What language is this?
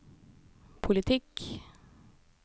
Norwegian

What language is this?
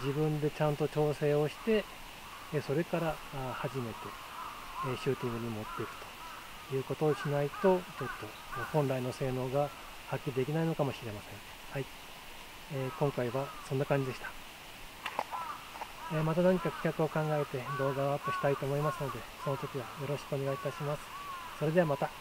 Japanese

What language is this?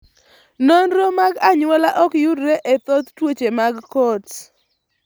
Luo (Kenya and Tanzania)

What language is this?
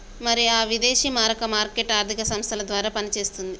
Telugu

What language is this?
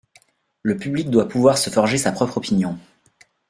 French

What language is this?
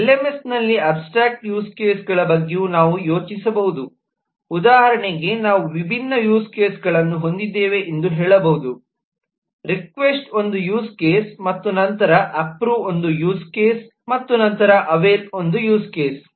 Kannada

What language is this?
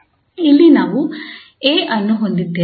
Kannada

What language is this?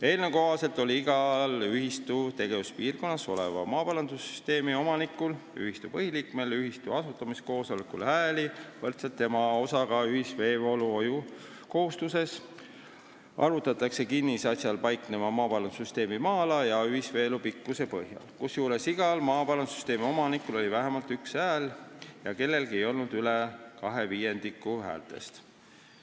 Estonian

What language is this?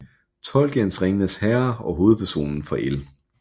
Danish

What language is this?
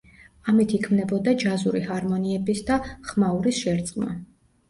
Georgian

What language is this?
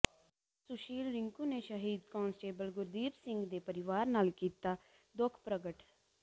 Punjabi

